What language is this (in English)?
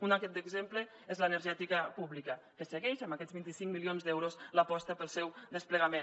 Catalan